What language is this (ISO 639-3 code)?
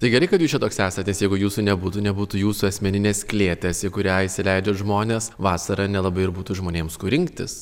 lit